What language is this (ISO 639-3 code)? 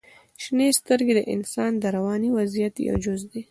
pus